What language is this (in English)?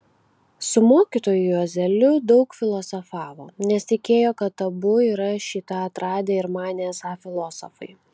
Lithuanian